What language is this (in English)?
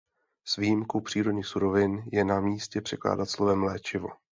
Czech